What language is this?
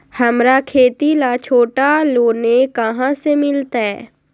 Magahi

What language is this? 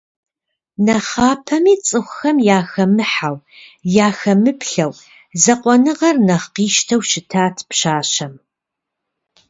Kabardian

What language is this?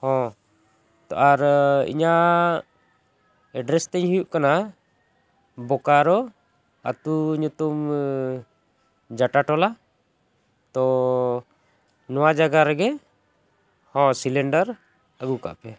Santali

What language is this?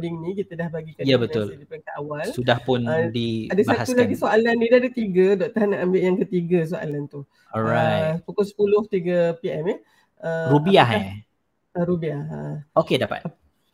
Malay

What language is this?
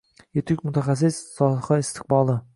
Uzbek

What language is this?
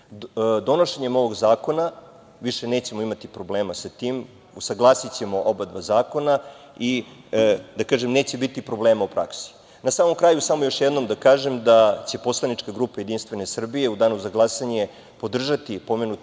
Serbian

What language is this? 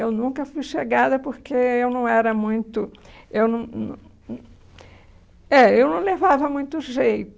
Portuguese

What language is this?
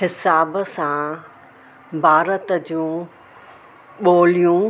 Sindhi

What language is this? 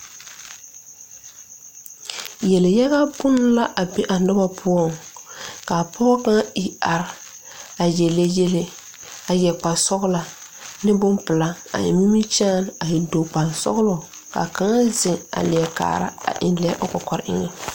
Southern Dagaare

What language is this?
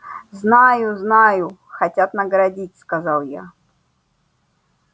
Russian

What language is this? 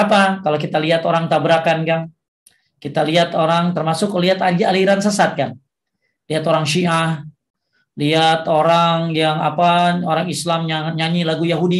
Indonesian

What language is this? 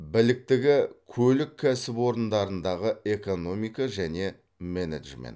Kazakh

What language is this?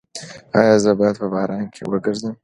Pashto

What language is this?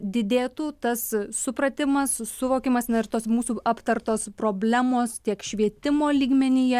Lithuanian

